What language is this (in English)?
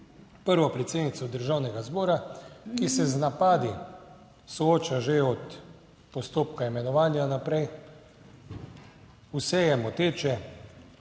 Slovenian